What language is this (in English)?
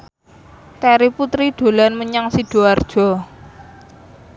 Javanese